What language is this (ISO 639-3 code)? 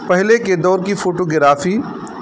urd